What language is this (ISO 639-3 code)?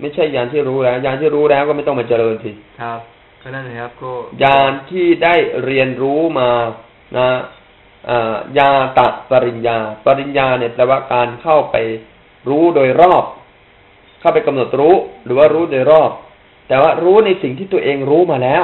tha